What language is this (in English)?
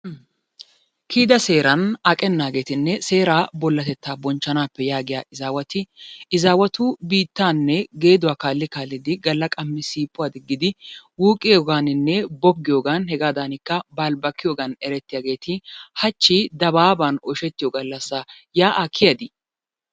Wolaytta